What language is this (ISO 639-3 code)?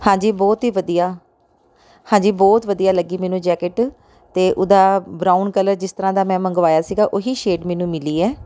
pan